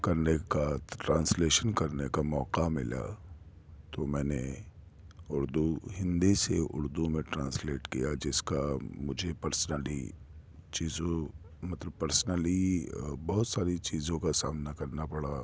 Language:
Urdu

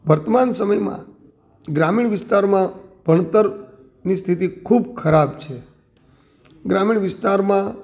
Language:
Gujarati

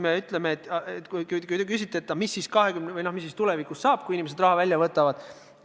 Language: Estonian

